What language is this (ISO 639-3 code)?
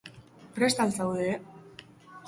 eus